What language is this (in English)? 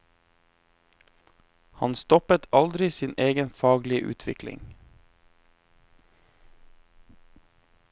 Norwegian